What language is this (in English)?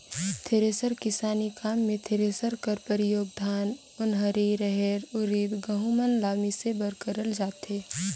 Chhattisgarhi